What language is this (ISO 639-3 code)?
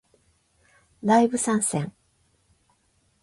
jpn